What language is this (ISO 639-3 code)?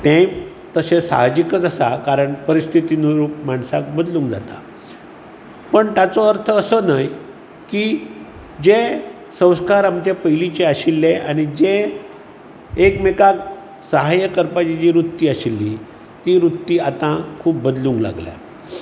kok